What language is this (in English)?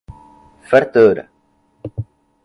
Portuguese